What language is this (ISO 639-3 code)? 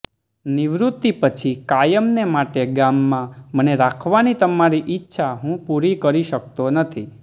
guj